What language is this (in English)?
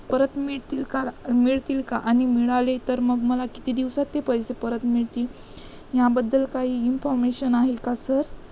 Marathi